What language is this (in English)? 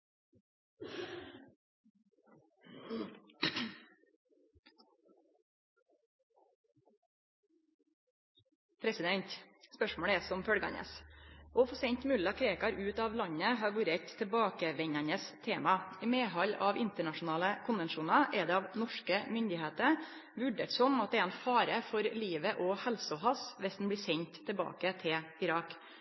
Norwegian